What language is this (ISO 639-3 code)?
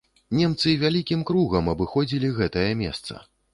bel